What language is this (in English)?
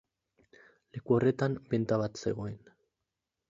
Basque